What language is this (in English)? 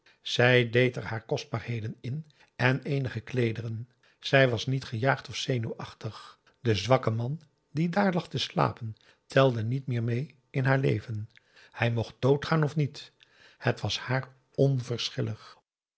Dutch